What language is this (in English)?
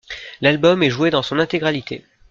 French